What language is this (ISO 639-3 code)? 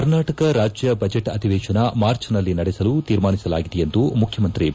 kan